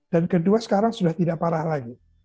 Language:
Indonesian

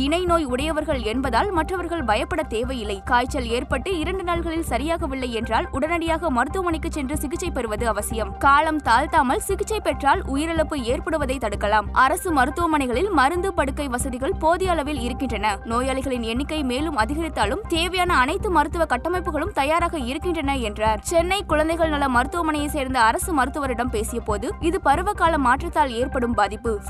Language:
Tamil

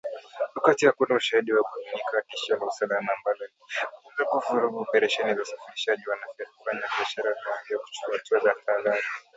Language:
Swahili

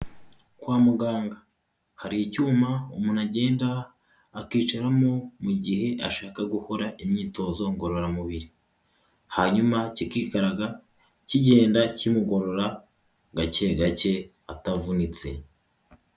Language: Kinyarwanda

